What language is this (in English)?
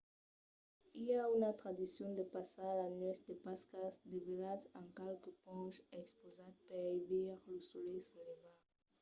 Occitan